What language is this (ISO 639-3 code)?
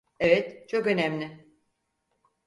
tur